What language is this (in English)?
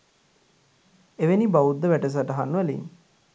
Sinhala